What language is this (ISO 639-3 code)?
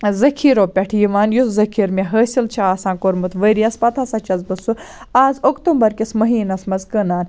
kas